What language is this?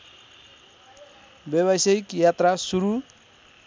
Nepali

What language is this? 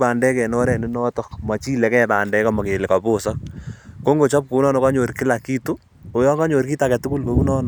Kalenjin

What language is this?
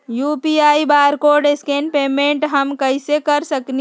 Magahi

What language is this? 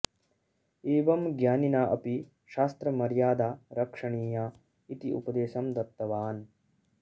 Sanskrit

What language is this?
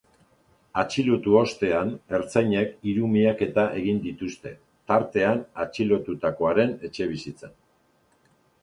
Basque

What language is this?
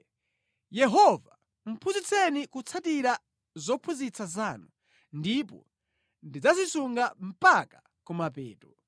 Nyanja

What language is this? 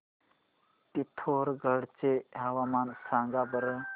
Marathi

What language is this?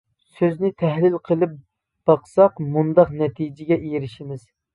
Uyghur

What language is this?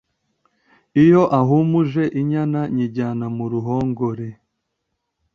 Kinyarwanda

